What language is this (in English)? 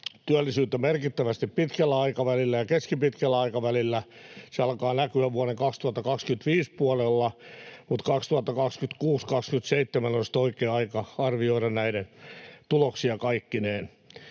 Finnish